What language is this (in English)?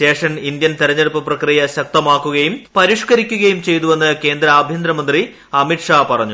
Malayalam